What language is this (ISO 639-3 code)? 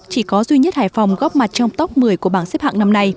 vie